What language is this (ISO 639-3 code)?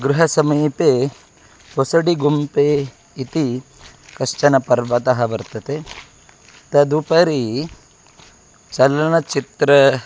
san